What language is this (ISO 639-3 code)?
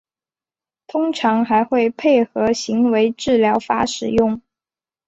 zho